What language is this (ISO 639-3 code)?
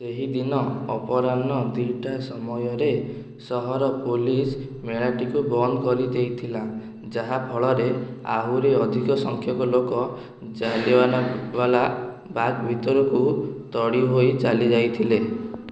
ori